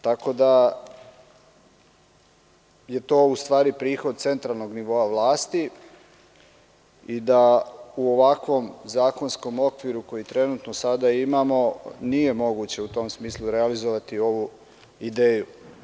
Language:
Serbian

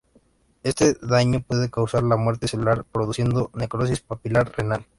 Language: Spanish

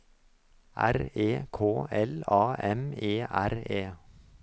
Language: Norwegian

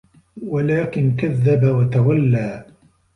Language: Arabic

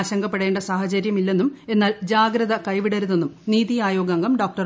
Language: Malayalam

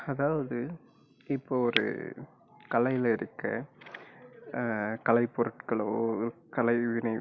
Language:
Tamil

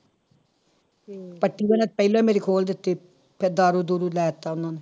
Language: Punjabi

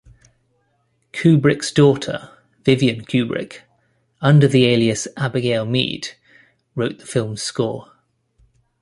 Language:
English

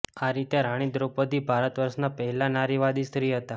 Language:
Gujarati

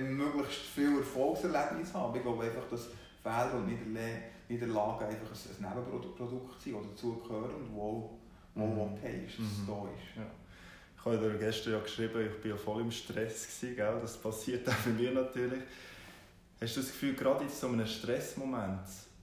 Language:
German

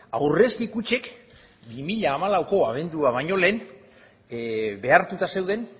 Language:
Basque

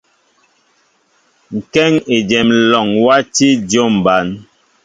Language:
Mbo (Cameroon)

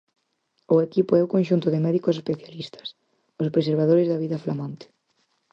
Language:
Galician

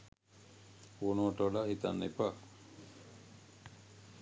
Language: Sinhala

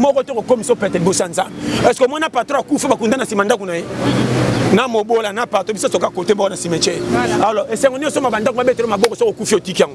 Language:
French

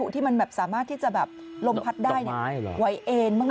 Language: Thai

